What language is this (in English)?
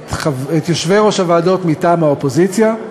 Hebrew